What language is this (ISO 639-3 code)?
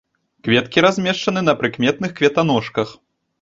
bel